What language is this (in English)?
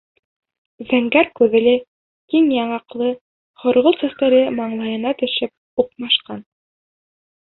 Bashkir